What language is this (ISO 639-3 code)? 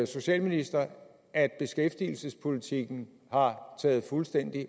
dan